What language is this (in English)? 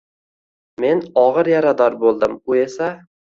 Uzbek